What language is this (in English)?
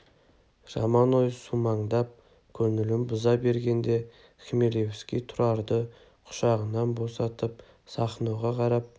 Kazakh